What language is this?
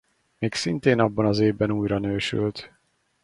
Hungarian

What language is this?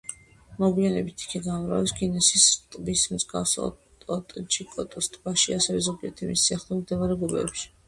Georgian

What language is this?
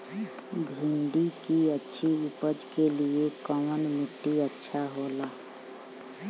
Bhojpuri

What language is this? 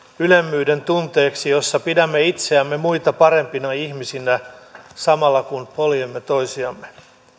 Finnish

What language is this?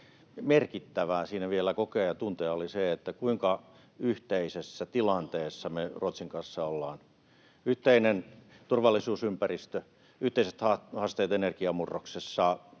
Finnish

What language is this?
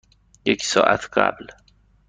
Persian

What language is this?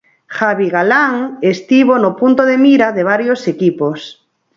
Galician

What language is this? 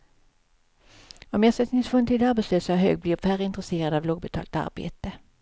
Swedish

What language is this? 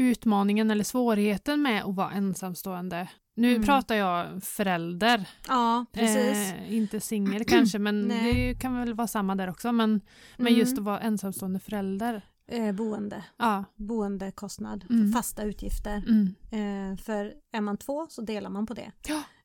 Swedish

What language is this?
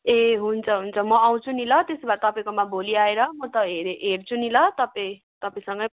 Nepali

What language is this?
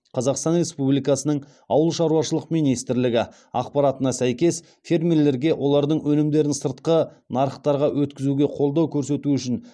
Kazakh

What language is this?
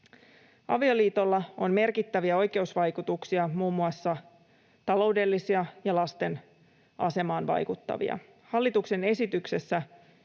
Finnish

